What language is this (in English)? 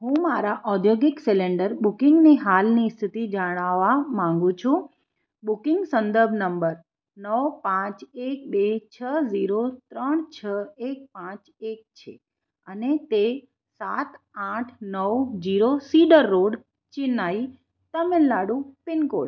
Gujarati